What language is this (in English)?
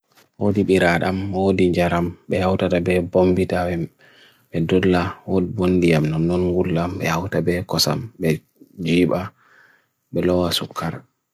Bagirmi Fulfulde